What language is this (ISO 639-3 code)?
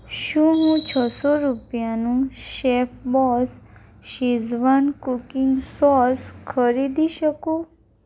guj